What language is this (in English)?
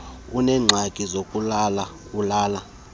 Xhosa